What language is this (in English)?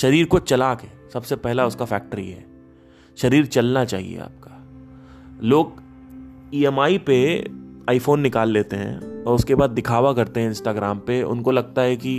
Hindi